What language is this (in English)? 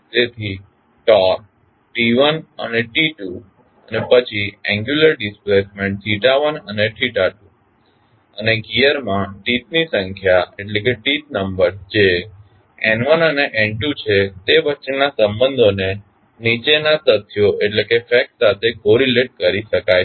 Gujarati